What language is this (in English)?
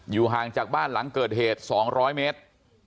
Thai